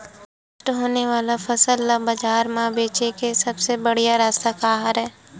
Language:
Chhattisgarhi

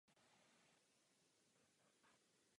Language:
Czech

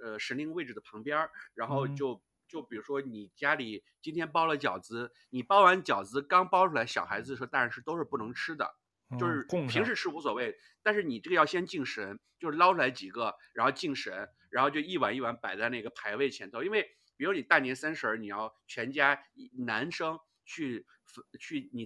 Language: Chinese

